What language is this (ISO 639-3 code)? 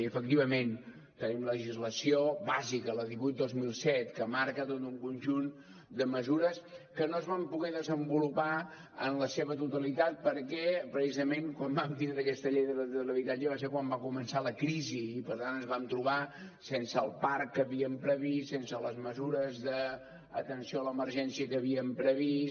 cat